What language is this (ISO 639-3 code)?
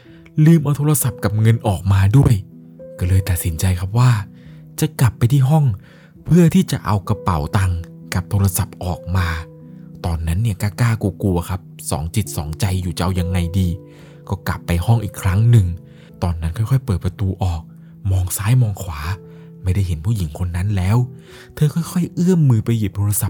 tha